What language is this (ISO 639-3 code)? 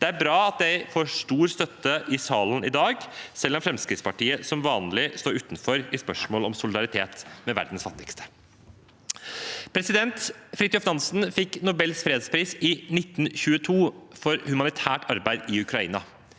nor